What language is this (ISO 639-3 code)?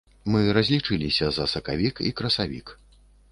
bel